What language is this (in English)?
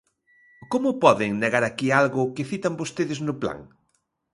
Galician